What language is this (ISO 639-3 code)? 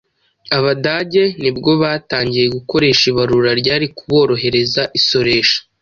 kin